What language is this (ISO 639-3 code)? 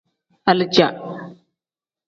kdh